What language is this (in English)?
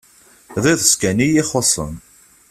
Kabyle